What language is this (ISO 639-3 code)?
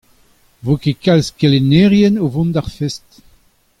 bre